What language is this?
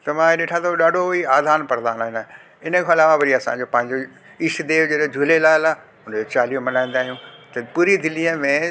Sindhi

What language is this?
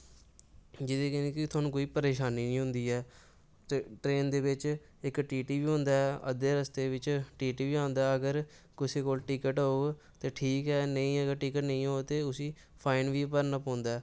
Dogri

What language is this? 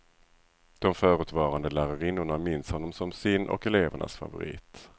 Swedish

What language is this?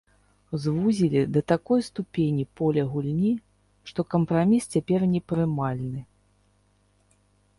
Belarusian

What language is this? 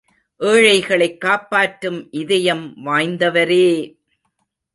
Tamil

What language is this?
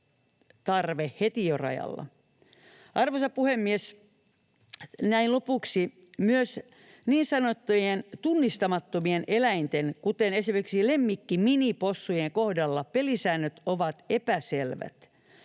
Finnish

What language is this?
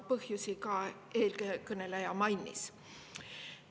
Estonian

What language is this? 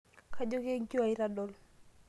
Masai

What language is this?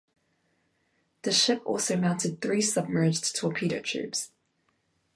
English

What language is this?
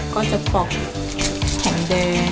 Thai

